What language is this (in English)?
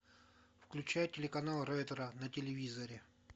Russian